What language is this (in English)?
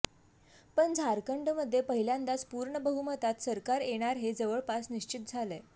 Marathi